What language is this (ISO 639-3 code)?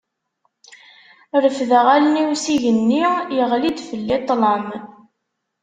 kab